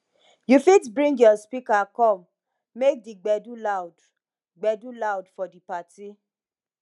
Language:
Nigerian Pidgin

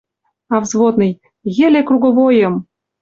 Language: Western Mari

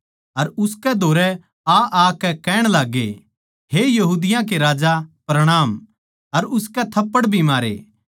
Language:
Haryanvi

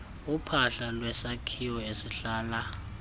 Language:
Xhosa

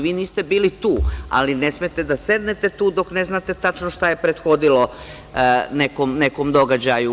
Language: Serbian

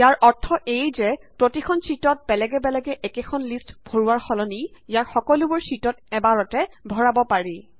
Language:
Assamese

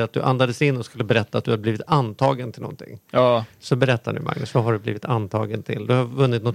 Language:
Swedish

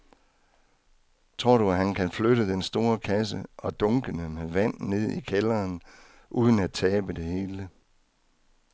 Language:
Danish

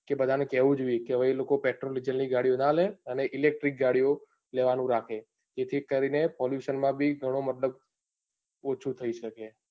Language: Gujarati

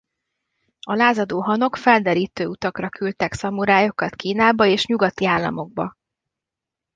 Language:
Hungarian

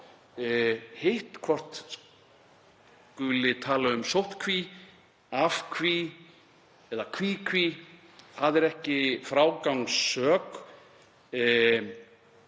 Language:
Icelandic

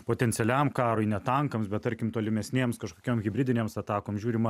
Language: Lithuanian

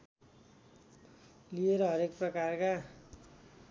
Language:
Nepali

